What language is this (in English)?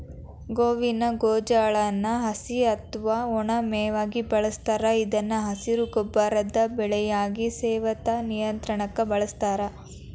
Kannada